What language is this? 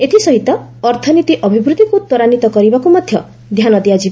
Odia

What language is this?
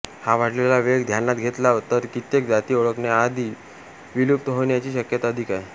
Marathi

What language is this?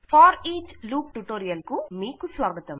Telugu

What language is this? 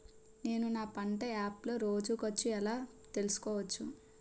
Telugu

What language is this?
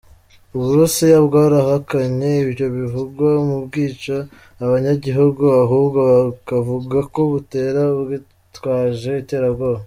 Kinyarwanda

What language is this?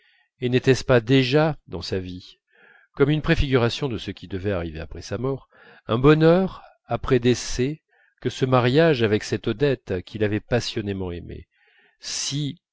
French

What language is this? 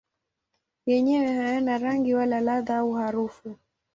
Swahili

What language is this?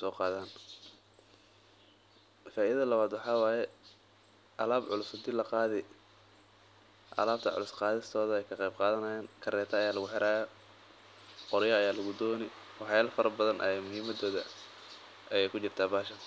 Somali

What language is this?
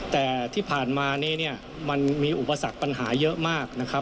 Thai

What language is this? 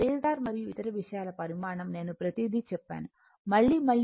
Telugu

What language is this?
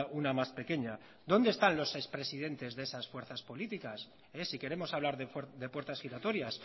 Spanish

